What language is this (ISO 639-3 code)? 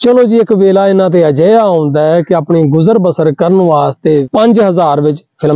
pan